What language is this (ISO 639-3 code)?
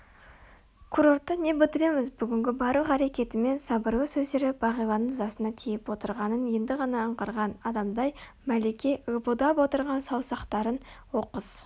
kaz